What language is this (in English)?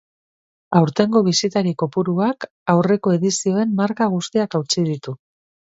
Basque